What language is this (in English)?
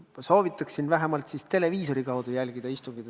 Estonian